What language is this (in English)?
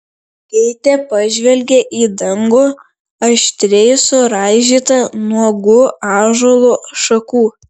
Lithuanian